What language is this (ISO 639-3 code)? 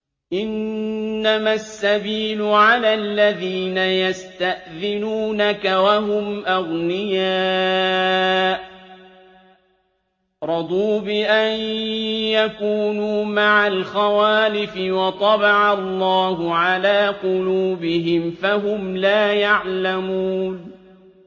ara